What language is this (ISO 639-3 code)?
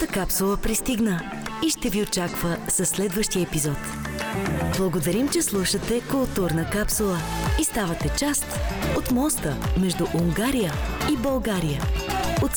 bul